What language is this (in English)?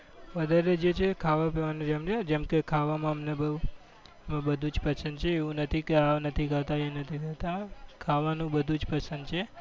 Gujarati